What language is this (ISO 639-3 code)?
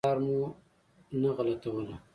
pus